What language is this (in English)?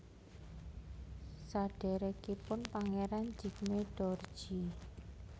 Javanese